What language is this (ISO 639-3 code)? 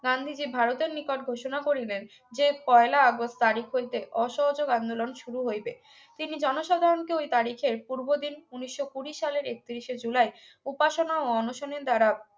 ben